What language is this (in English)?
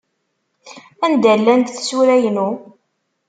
Kabyle